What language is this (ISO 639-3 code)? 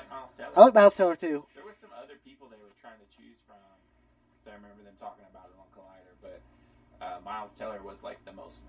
eng